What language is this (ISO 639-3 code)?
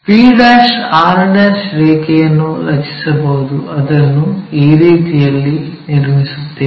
kan